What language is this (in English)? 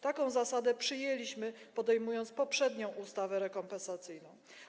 Polish